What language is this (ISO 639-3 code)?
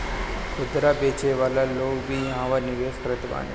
bho